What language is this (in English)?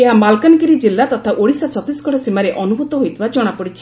Odia